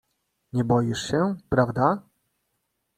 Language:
Polish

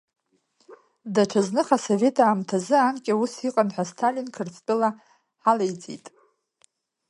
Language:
Abkhazian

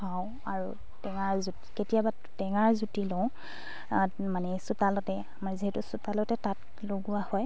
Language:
Assamese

